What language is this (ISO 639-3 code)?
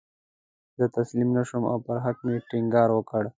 pus